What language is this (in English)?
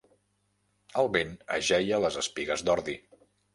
Catalan